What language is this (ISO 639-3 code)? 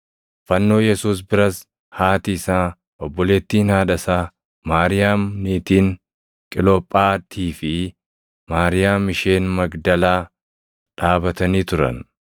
orm